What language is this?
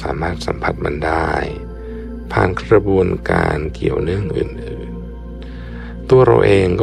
Thai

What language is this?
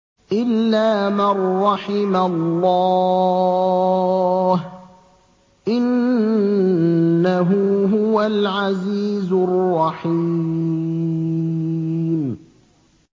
Arabic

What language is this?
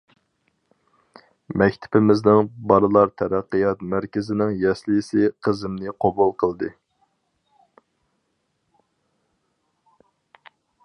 Uyghur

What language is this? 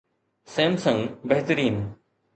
Sindhi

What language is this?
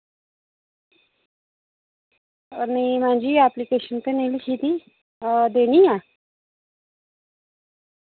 Dogri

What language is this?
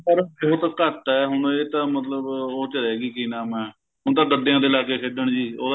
Punjabi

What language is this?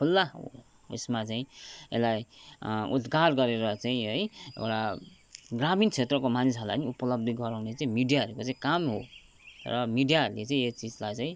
Nepali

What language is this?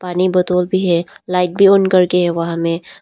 Hindi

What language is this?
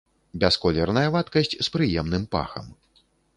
Belarusian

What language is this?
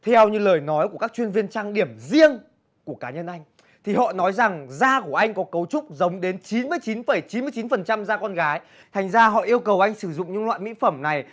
Vietnamese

